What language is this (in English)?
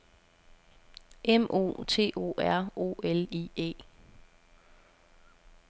Danish